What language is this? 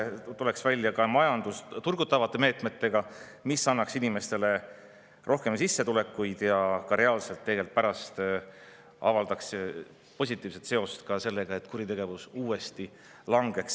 Estonian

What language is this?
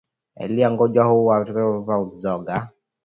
Swahili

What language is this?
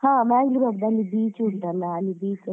Kannada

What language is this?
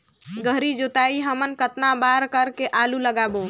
Chhattisgarhi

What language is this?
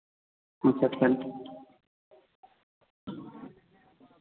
Hindi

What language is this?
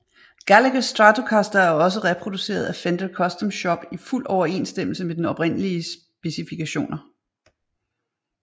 Danish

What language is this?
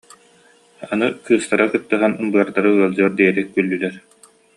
Yakut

